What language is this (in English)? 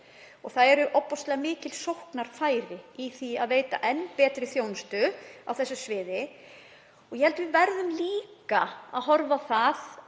Icelandic